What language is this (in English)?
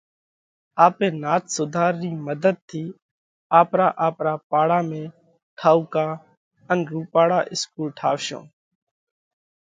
Parkari Koli